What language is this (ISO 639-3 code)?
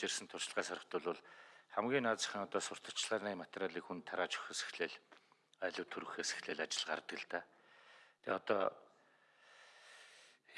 kor